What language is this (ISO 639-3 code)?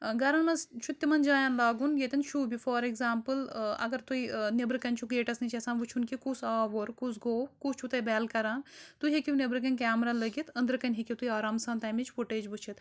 kas